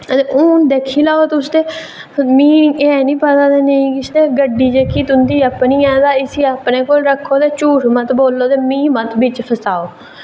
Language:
Dogri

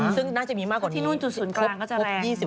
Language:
Thai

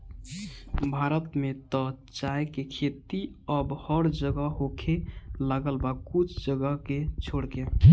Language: Bhojpuri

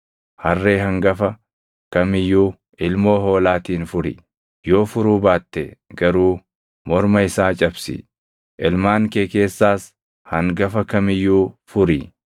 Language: Oromo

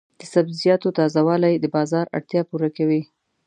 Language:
Pashto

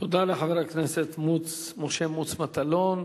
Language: Hebrew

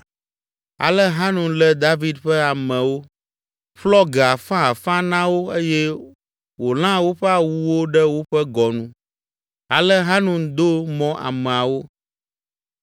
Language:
Ewe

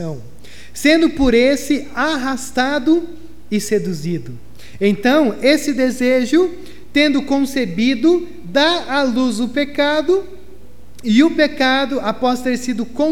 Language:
Portuguese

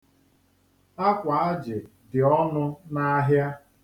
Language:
Igbo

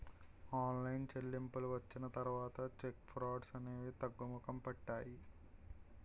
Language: Telugu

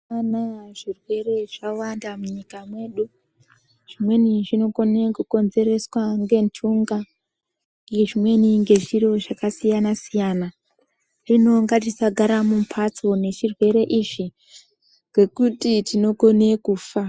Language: Ndau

